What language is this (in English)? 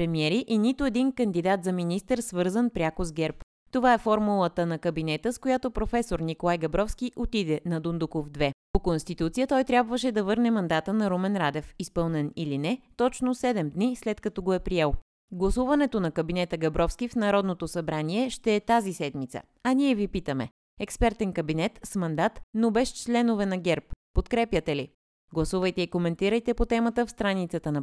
Bulgarian